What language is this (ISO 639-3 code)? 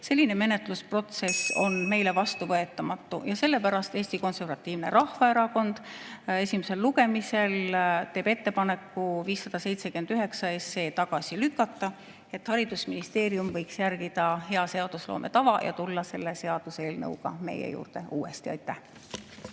est